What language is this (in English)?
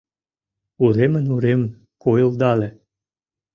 Mari